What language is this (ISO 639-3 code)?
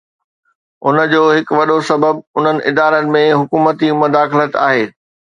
snd